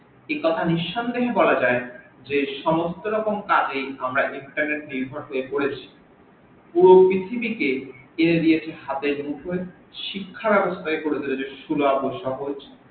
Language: Bangla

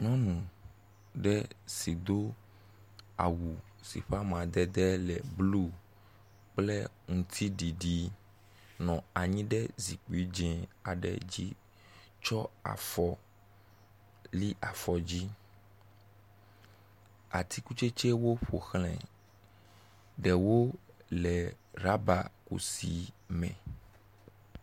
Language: Ewe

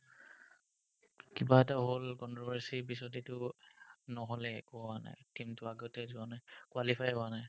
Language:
Assamese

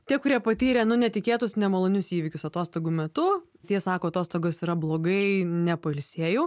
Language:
Lithuanian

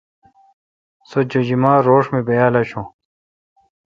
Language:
Kalkoti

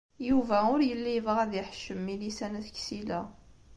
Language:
Kabyle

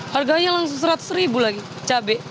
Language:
Indonesian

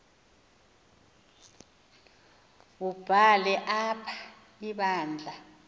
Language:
Xhosa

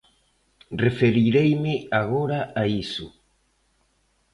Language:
Galician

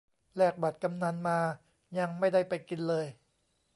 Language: Thai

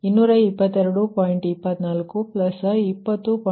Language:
Kannada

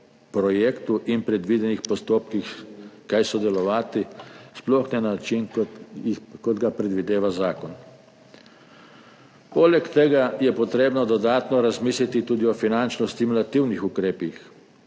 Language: Slovenian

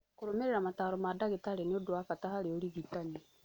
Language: Kikuyu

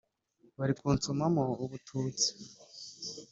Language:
Kinyarwanda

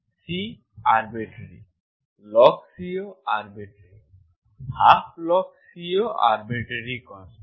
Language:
Bangla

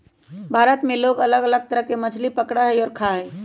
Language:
Magahi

